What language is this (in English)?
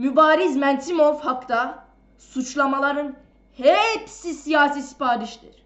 Turkish